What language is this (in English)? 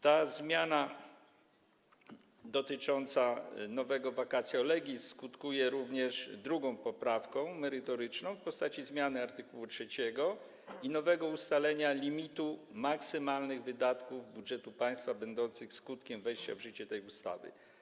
Polish